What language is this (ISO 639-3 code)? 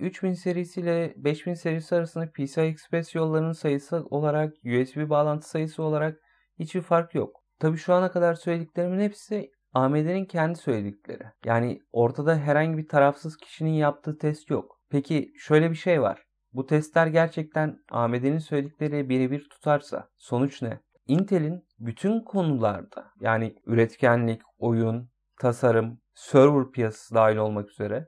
tur